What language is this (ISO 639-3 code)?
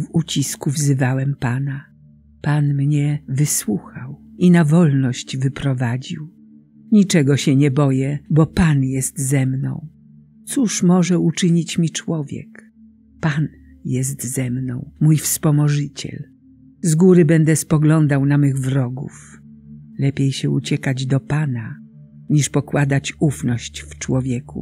pol